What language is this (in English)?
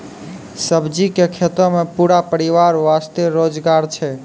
Maithili